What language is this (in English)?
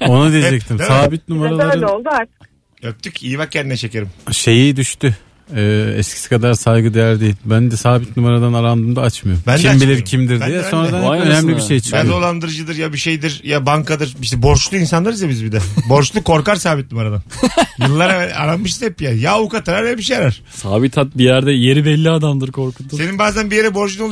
Turkish